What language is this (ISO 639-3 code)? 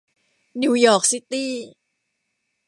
tha